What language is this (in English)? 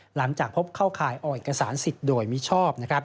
Thai